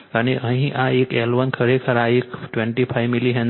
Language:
Gujarati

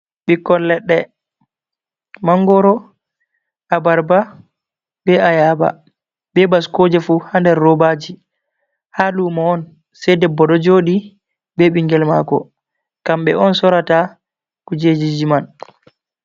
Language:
Fula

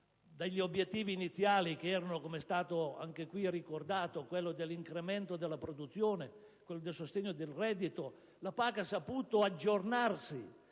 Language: Italian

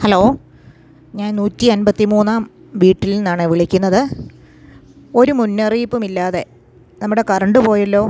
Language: Malayalam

